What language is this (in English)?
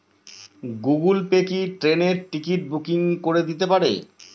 Bangla